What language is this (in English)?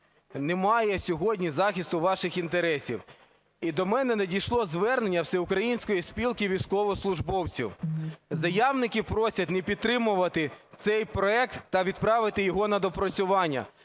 Ukrainian